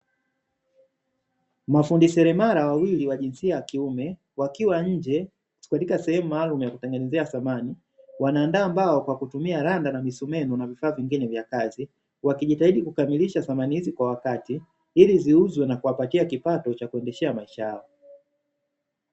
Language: Swahili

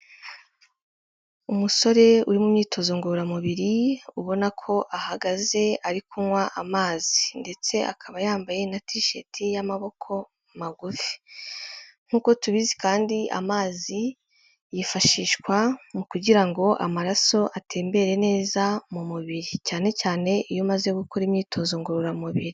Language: Kinyarwanda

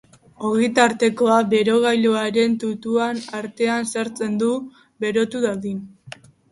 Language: Basque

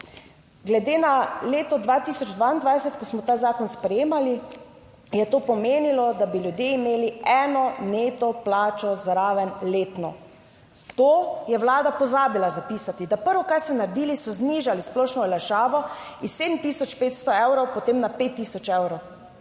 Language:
Slovenian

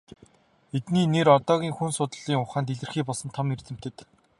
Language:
Mongolian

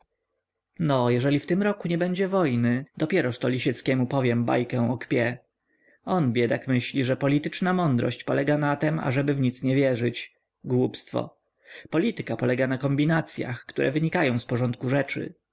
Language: Polish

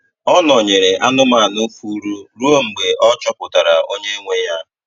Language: Igbo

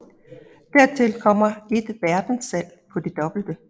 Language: Danish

